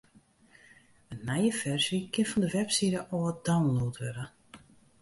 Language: Western Frisian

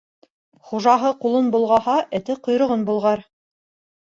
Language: Bashkir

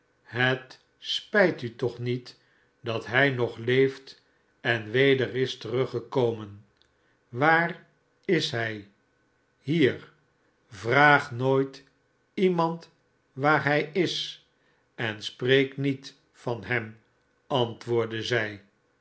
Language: Dutch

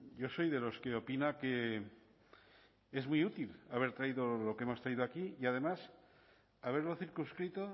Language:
Spanish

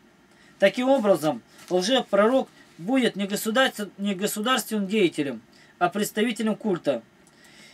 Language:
Russian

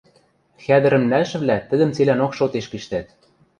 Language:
Western Mari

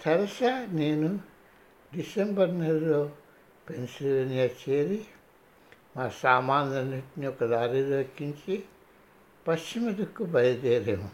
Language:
Telugu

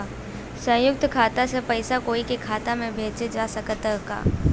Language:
Bhojpuri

